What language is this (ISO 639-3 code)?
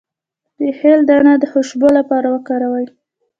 pus